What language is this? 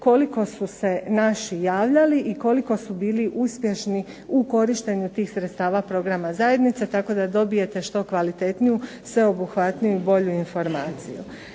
Croatian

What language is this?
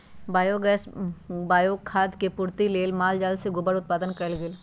Magahi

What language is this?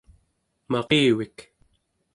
Central Yupik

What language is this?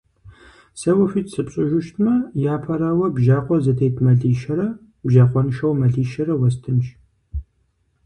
Kabardian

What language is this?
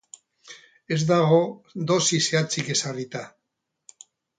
Basque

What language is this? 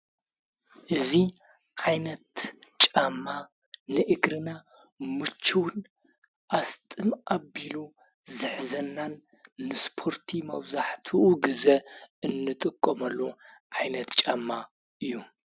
Tigrinya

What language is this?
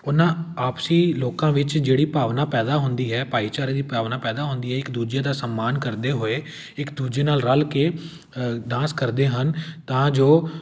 Punjabi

